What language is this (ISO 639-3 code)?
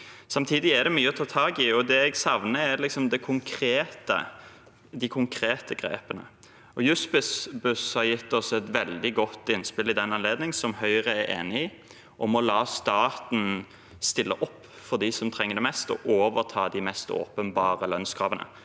nor